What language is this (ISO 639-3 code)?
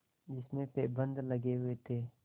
hin